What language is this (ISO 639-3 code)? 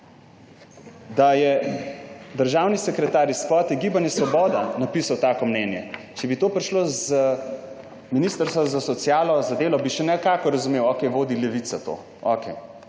slv